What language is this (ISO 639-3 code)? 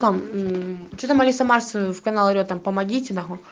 rus